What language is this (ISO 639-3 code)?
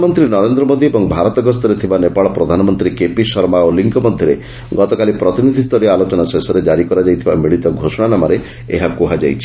ori